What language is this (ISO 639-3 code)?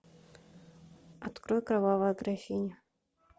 rus